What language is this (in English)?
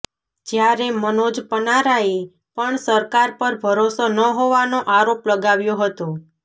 Gujarati